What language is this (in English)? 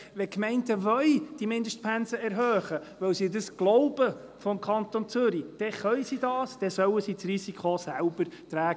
Swiss German